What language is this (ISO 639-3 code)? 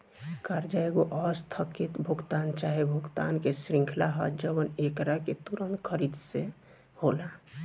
bho